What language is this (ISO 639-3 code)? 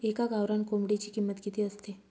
mar